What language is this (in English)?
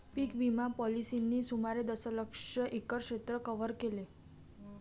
Marathi